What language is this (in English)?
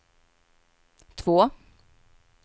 Swedish